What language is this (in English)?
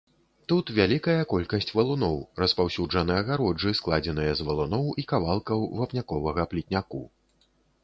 Belarusian